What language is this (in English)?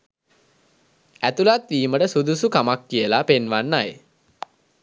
Sinhala